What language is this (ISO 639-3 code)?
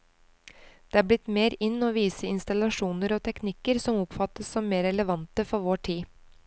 nor